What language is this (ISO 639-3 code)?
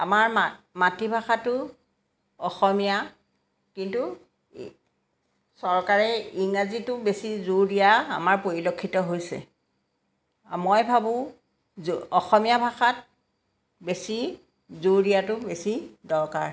asm